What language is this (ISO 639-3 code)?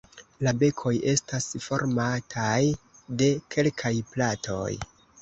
epo